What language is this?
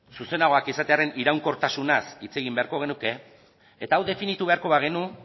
Basque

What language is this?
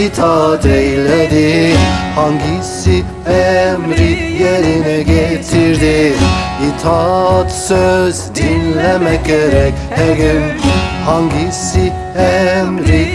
Turkish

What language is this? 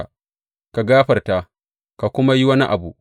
Hausa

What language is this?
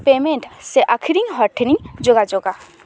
Santali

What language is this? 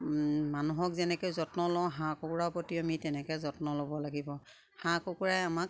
Assamese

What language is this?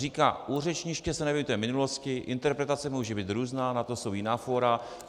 Czech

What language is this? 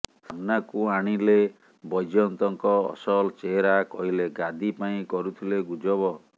Odia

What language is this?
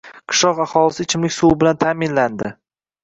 Uzbek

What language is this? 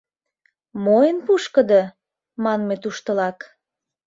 Mari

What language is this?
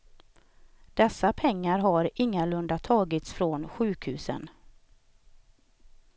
Swedish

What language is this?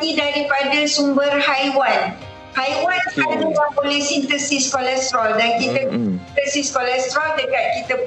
Malay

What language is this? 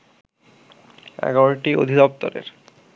Bangla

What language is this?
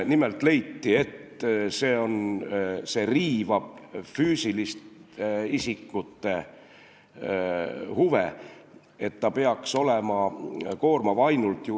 Estonian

